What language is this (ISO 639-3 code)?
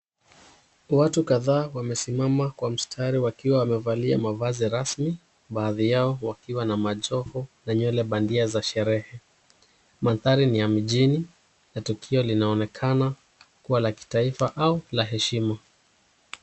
swa